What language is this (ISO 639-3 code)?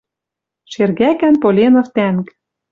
mrj